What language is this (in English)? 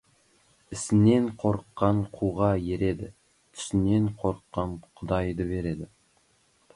Kazakh